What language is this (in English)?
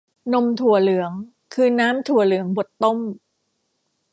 Thai